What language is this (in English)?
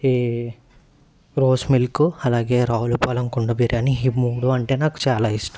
Telugu